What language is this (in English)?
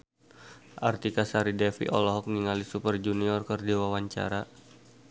Sundanese